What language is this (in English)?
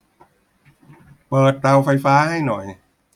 Thai